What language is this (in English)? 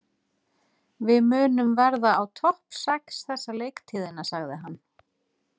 Icelandic